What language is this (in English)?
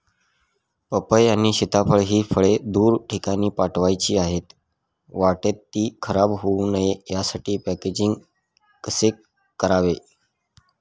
Marathi